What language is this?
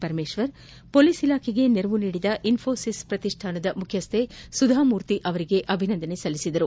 Kannada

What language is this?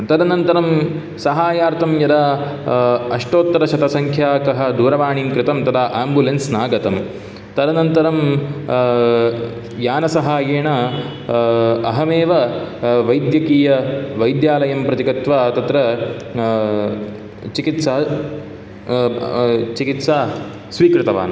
Sanskrit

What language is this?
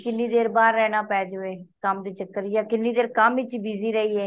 Punjabi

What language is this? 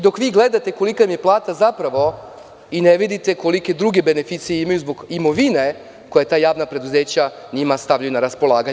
Serbian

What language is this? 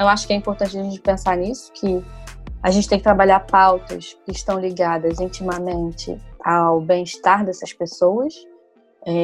Portuguese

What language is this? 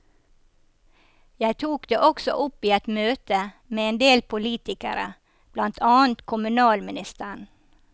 Norwegian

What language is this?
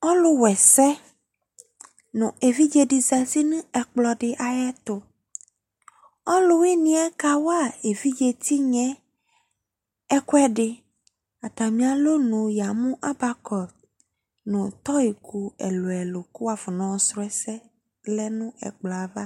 Ikposo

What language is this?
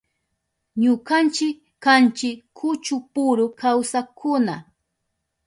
Southern Pastaza Quechua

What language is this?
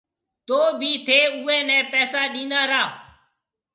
Marwari (Pakistan)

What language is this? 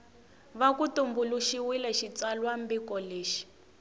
Tsonga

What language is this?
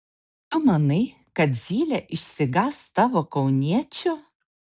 Lithuanian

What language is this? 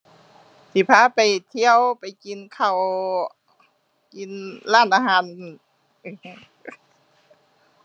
Thai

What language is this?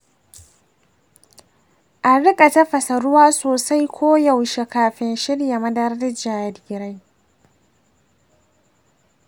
Hausa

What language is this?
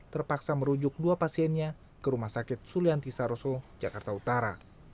Indonesian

